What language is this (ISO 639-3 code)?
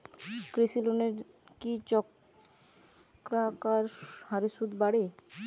ben